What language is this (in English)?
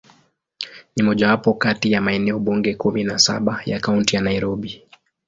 Swahili